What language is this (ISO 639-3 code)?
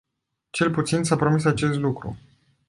ron